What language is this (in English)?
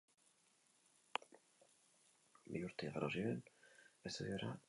Basque